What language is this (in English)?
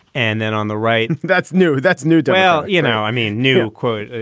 English